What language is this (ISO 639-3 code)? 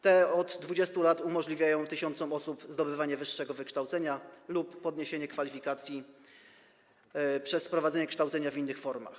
pol